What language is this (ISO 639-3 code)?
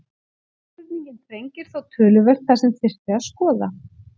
isl